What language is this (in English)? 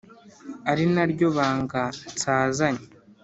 Kinyarwanda